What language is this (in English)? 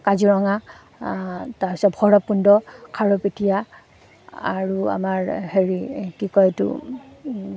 Assamese